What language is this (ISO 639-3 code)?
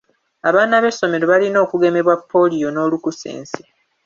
lug